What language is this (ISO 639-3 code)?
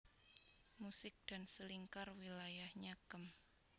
jav